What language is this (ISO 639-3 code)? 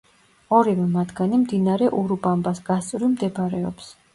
kat